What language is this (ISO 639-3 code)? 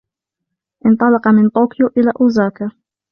ara